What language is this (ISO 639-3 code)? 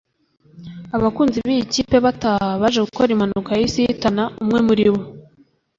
kin